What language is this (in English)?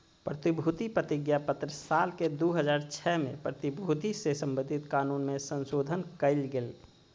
Magahi